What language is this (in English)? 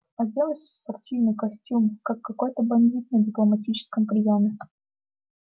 Russian